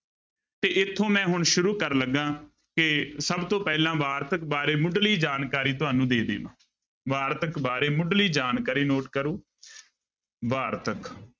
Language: Punjabi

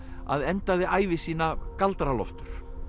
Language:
Icelandic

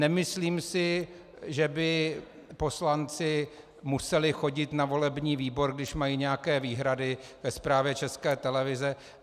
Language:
Czech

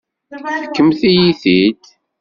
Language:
Kabyle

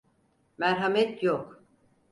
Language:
Turkish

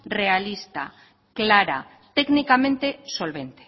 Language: Spanish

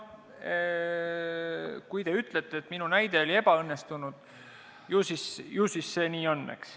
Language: Estonian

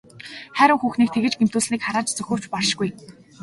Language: Mongolian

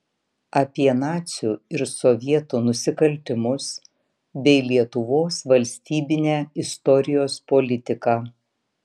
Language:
Lithuanian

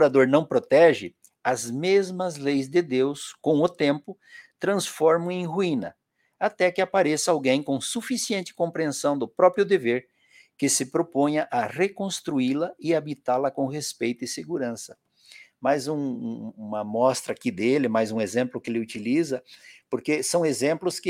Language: Portuguese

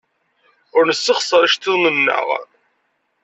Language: Kabyle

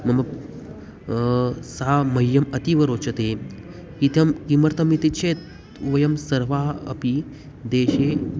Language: Sanskrit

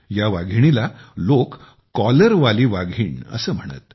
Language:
Marathi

